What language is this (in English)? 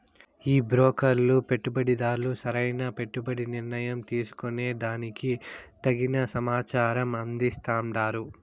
Telugu